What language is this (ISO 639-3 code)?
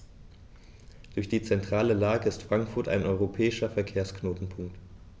deu